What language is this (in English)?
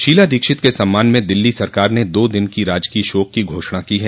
Hindi